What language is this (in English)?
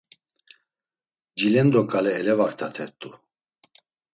Laz